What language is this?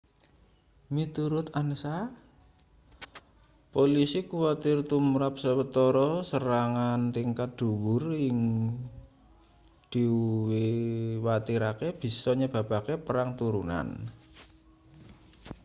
Javanese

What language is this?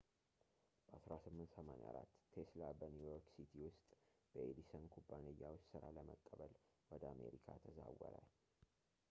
Amharic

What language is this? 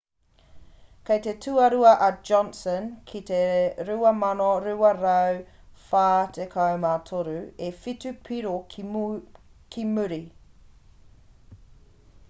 Māori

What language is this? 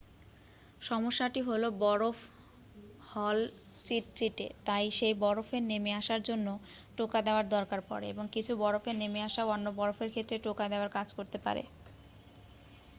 Bangla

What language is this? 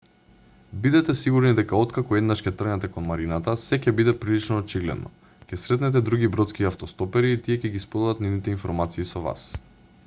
Macedonian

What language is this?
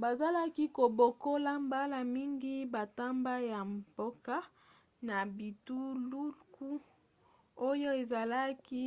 Lingala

